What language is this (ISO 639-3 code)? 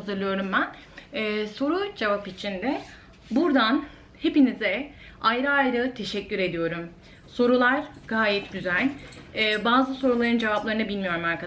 tur